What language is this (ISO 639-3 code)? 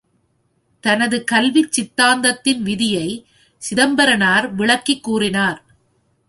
tam